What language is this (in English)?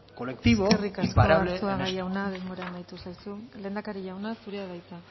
Basque